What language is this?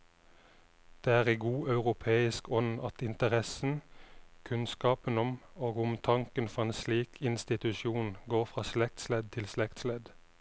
Norwegian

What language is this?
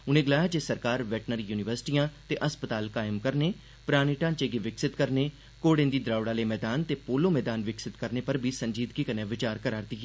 Dogri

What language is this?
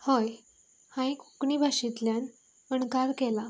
Konkani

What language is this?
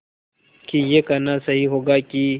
Hindi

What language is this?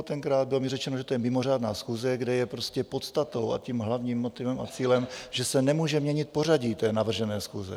Czech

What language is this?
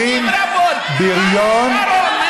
Hebrew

